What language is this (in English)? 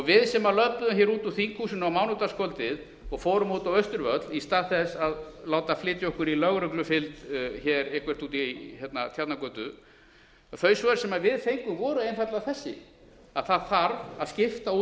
Icelandic